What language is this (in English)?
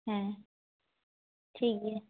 Santali